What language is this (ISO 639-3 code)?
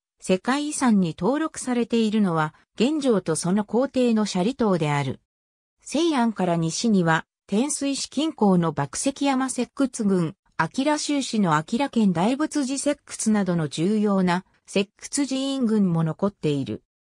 jpn